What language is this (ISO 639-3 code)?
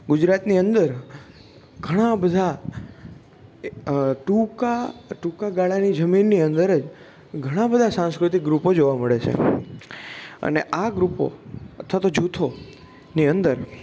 guj